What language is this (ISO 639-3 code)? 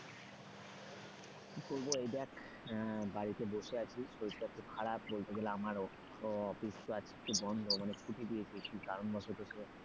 ben